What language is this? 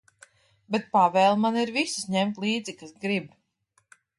Latvian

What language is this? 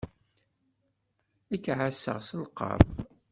Kabyle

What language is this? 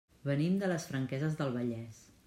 Catalan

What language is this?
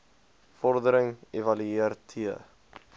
Afrikaans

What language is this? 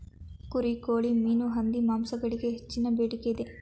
Kannada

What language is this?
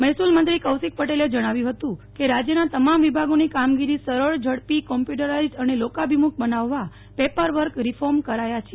Gujarati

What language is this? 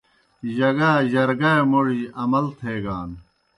Kohistani Shina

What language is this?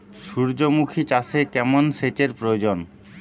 Bangla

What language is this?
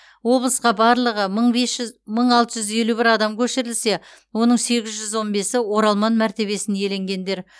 Kazakh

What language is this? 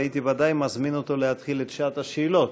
Hebrew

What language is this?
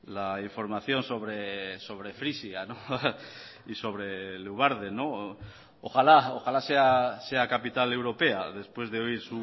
Spanish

